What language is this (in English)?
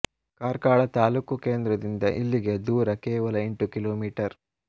Kannada